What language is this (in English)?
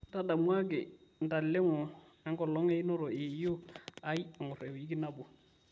Masai